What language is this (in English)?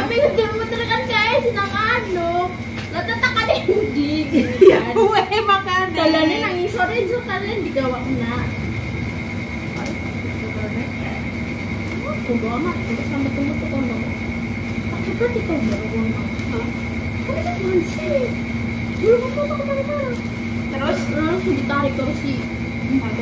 Indonesian